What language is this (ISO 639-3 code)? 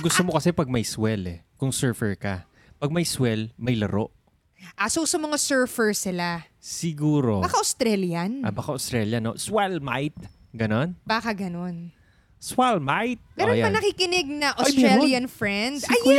fil